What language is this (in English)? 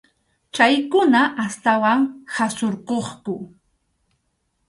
Arequipa-La Unión Quechua